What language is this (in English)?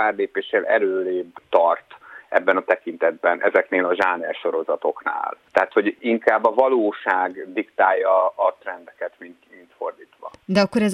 Hungarian